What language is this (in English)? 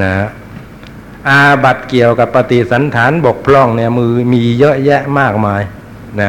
Thai